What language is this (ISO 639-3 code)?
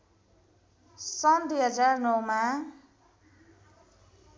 nep